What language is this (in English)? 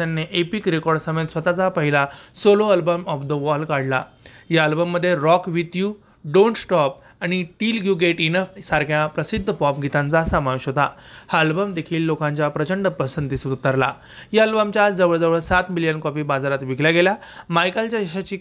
Marathi